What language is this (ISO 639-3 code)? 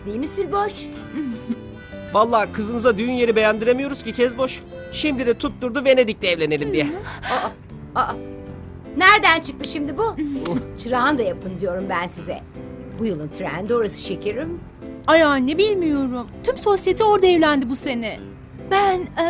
tur